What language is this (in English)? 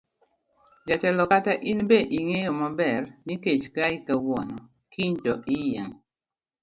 Luo (Kenya and Tanzania)